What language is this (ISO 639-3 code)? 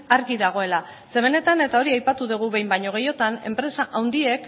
eus